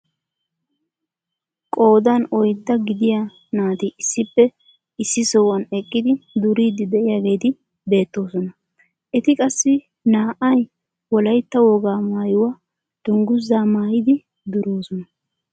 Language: Wolaytta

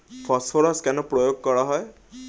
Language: Bangla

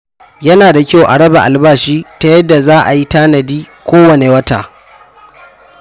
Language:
Hausa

